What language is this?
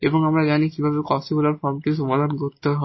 Bangla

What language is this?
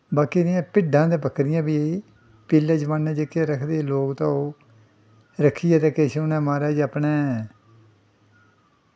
Dogri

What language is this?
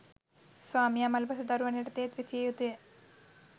Sinhala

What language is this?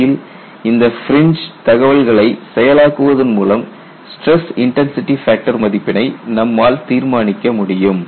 Tamil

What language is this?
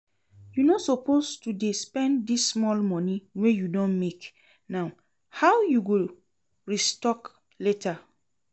Nigerian Pidgin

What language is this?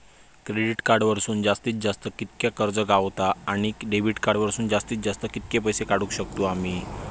Marathi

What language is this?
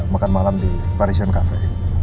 Indonesian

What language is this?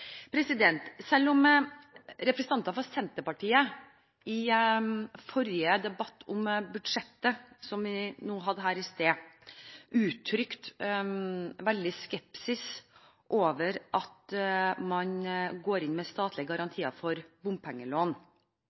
Norwegian Bokmål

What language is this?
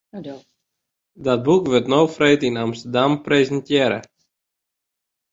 Western Frisian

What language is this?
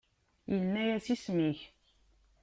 Kabyle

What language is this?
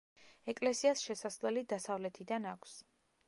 Georgian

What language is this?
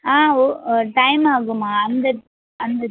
Tamil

